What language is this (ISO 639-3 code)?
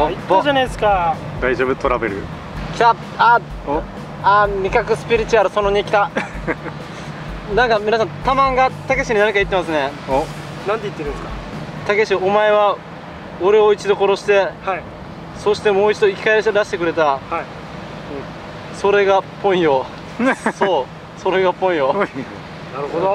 jpn